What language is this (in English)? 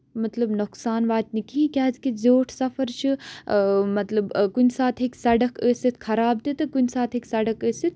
Kashmiri